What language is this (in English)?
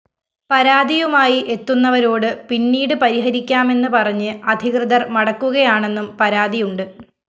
Malayalam